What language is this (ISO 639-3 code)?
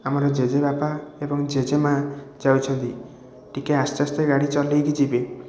ori